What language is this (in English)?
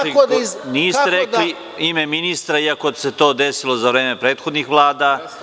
Serbian